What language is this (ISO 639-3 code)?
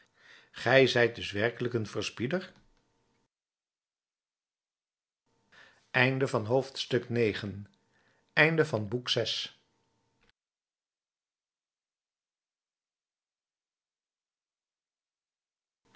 nld